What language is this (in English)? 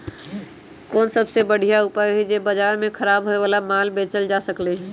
Magahi